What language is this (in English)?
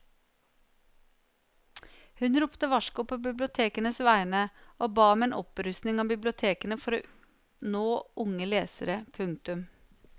Norwegian